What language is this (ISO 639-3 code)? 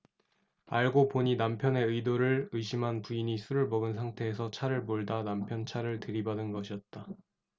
kor